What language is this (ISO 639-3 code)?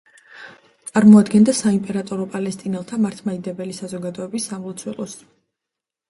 kat